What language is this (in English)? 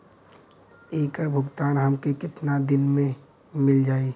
Bhojpuri